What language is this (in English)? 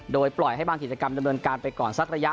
Thai